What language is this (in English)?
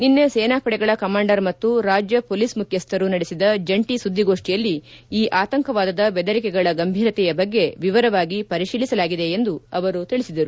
Kannada